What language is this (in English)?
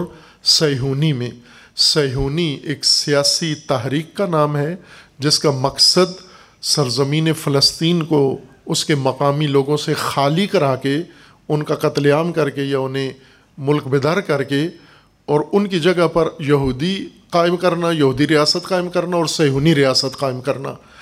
Urdu